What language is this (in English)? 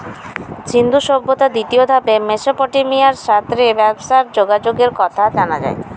Bangla